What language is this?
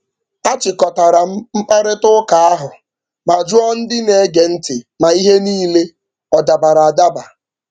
Igbo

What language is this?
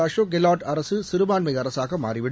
Tamil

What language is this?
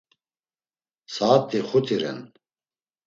Laz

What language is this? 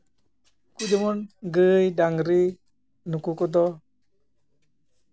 Santali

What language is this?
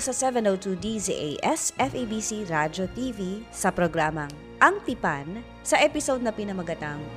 Filipino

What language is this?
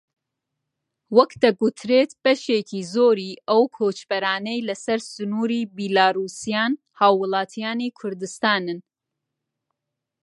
Central Kurdish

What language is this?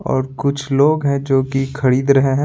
Hindi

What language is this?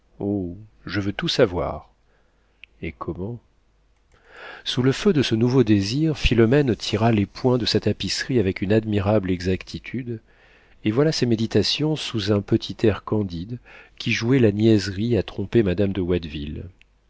French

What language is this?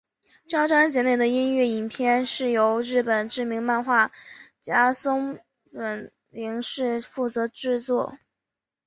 Chinese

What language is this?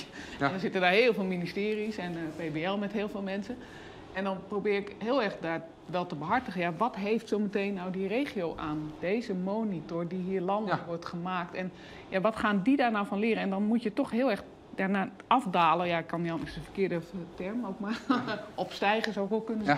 Dutch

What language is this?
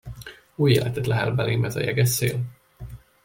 Hungarian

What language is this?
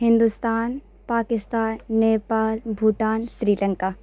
Urdu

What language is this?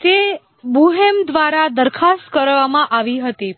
Gujarati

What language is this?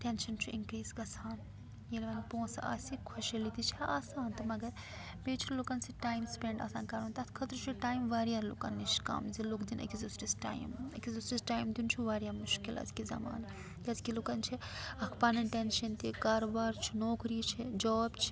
Kashmiri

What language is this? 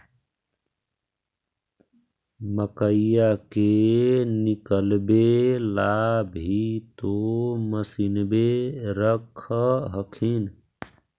Magahi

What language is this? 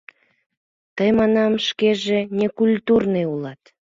Mari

